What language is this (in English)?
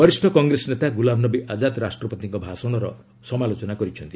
Odia